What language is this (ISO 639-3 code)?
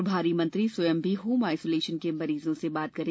hin